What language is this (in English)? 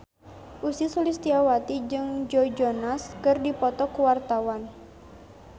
Sundanese